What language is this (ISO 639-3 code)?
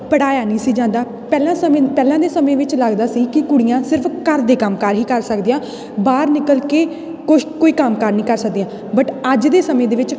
pan